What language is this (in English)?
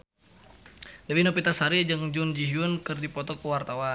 Sundanese